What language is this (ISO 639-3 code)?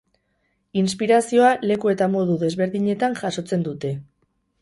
eus